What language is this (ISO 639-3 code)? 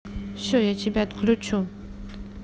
rus